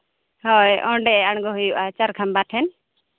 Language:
Santali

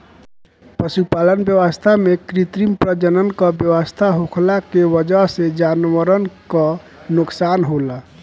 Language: Bhojpuri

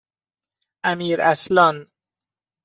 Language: Persian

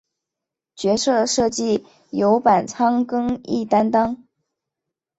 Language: Chinese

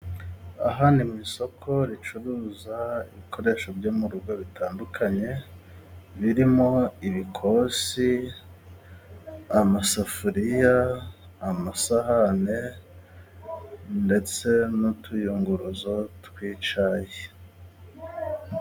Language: Kinyarwanda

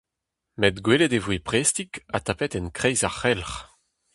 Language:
Breton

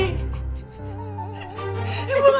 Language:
Indonesian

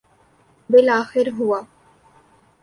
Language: Urdu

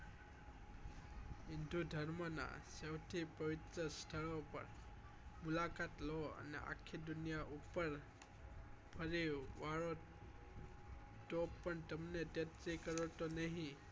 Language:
Gujarati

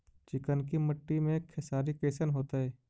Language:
Magahi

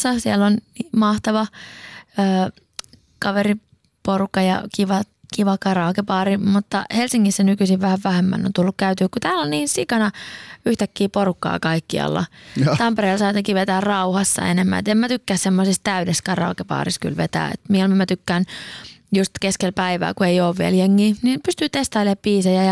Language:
Finnish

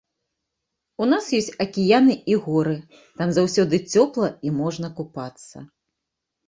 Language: Belarusian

